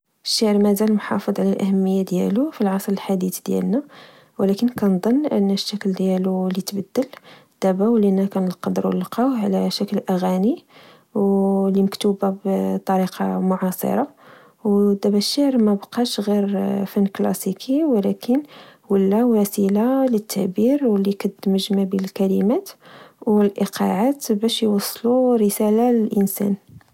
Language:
Moroccan Arabic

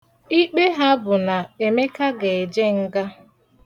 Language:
Igbo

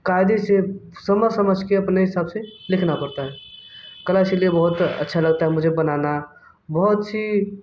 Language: Hindi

